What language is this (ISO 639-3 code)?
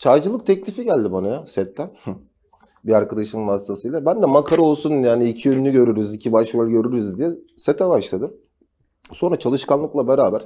tur